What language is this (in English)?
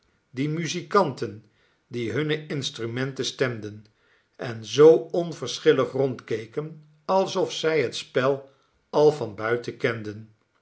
Dutch